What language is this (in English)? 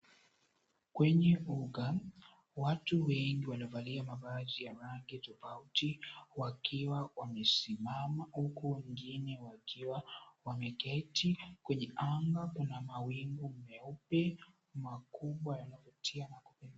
Swahili